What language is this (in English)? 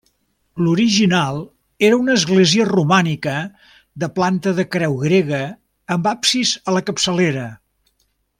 Catalan